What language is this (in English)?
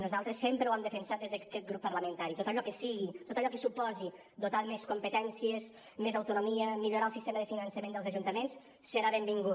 Catalan